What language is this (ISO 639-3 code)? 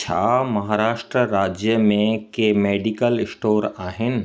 snd